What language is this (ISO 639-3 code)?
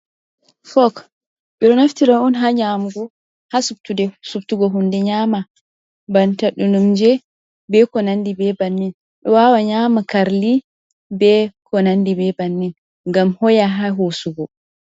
ful